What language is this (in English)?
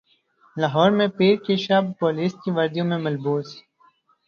Urdu